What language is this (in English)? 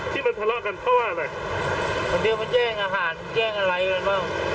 Thai